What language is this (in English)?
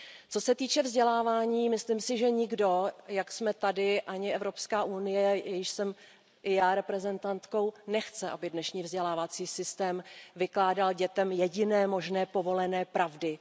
Czech